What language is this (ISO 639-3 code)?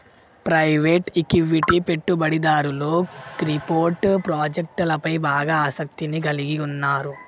tel